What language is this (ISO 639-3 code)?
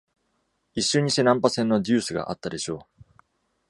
jpn